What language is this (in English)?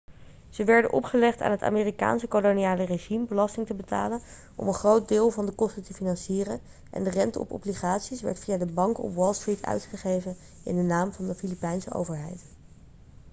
Dutch